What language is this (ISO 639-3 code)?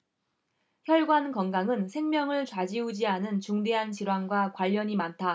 kor